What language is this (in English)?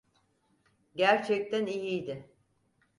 Turkish